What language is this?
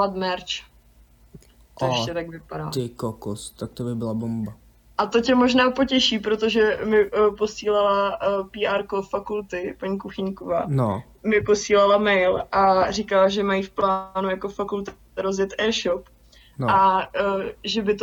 Czech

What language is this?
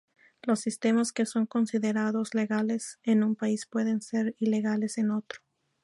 Spanish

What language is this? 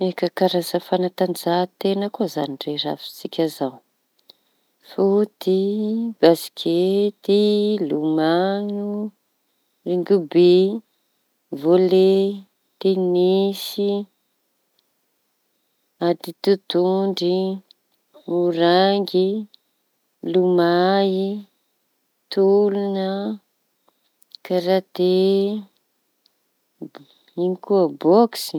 Tanosy Malagasy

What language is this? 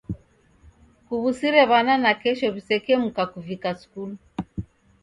Taita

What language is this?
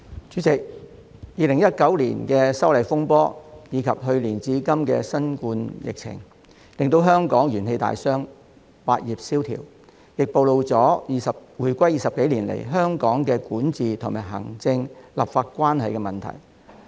Cantonese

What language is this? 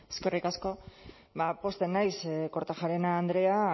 Basque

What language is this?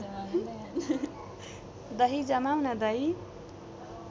Nepali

